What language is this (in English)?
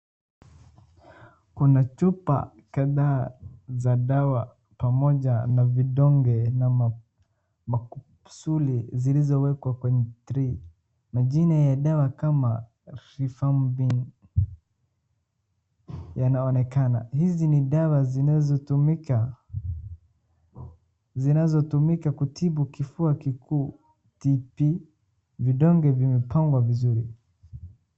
Swahili